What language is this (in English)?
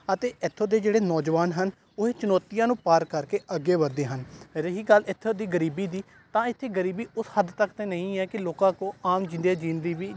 Punjabi